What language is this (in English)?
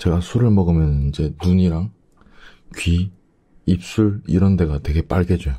Korean